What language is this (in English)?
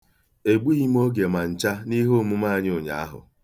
Igbo